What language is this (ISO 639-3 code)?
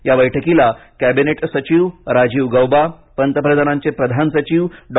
mar